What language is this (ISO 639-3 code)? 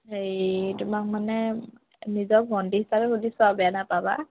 asm